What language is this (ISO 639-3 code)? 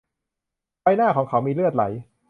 tha